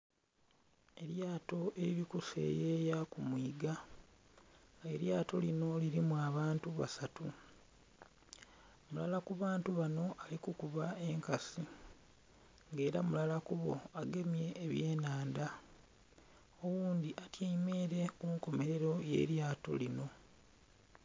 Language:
Soga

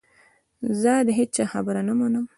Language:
Pashto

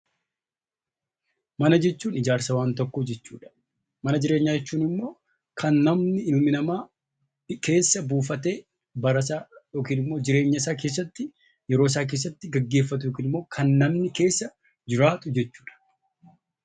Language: Oromo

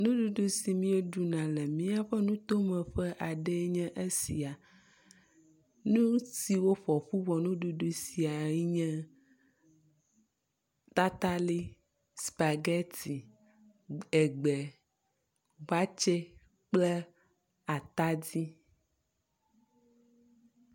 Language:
Ewe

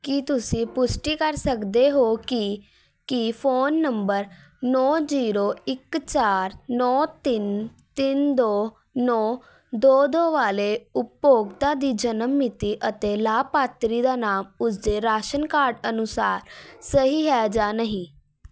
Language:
Punjabi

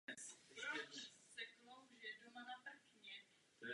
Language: Czech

